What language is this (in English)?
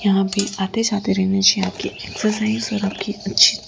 Hindi